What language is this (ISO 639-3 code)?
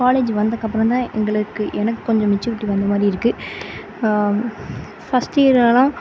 tam